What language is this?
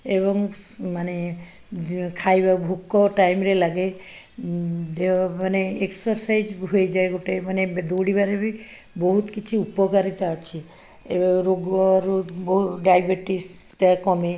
Odia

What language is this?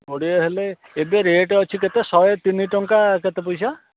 Odia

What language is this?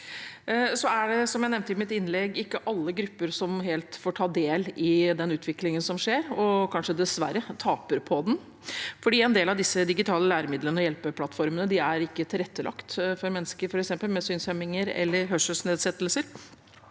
Norwegian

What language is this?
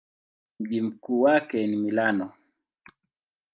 Swahili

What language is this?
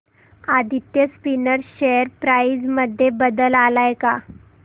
Marathi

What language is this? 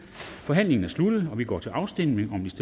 Danish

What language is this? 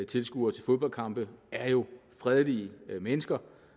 Danish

